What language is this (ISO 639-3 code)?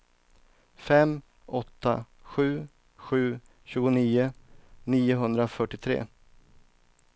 swe